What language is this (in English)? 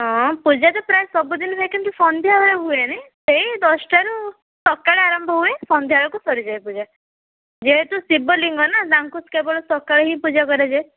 Odia